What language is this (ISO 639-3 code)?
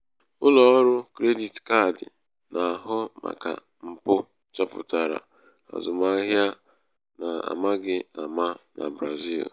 ibo